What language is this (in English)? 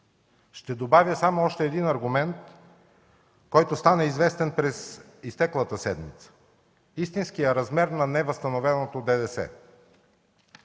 Bulgarian